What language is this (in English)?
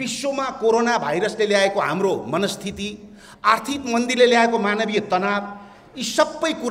Hindi